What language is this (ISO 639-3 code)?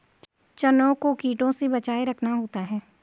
hin